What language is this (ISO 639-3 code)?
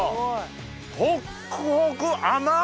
jpn